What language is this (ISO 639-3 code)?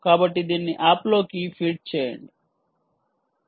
tel